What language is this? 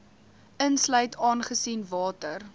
Afrikaans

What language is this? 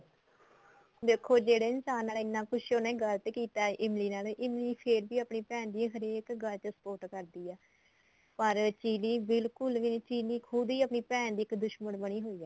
Punjabi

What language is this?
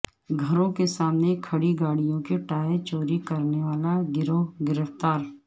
Urdu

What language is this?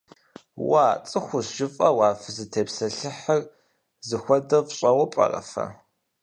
Kabardian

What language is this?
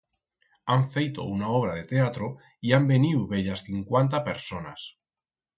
Aragonese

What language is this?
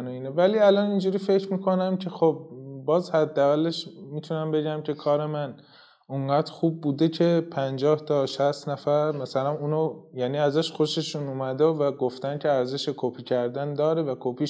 Persian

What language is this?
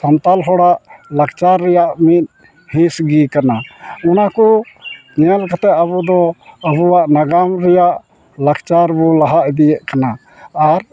Santali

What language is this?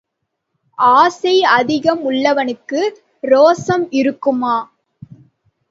Tamil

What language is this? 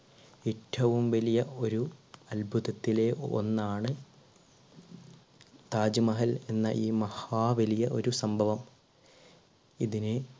Malayalam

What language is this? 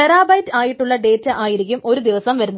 Malayalam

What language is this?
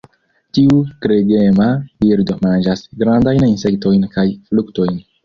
Esperanto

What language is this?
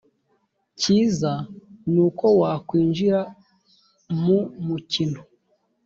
Kinyarwanda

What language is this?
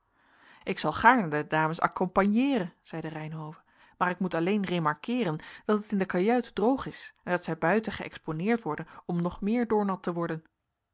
Dutch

